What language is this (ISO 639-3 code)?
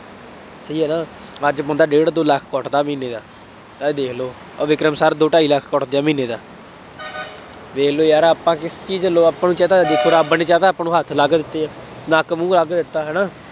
pan